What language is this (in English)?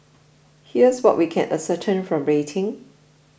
English